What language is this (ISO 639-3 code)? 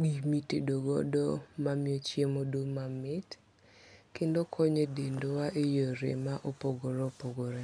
luo